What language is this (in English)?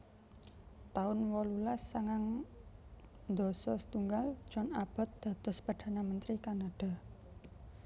Javanese